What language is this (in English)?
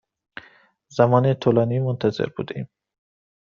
Persian